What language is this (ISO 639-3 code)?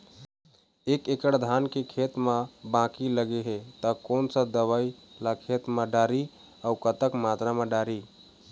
hne